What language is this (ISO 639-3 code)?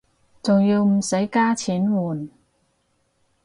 yue